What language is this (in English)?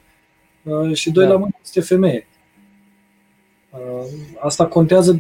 Romanian